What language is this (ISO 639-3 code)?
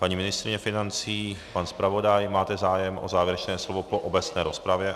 ces